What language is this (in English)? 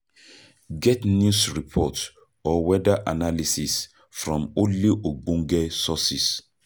Nigerian Pidgin